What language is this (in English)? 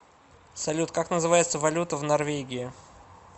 Russian